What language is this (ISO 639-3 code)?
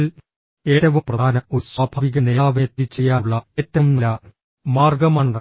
mal